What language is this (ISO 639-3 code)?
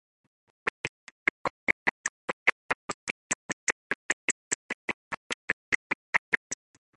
eng